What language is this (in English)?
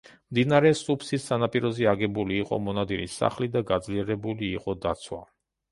Georgian